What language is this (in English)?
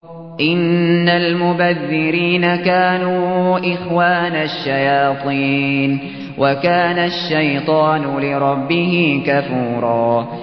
Arabic